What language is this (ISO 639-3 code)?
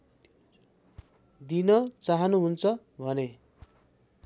nep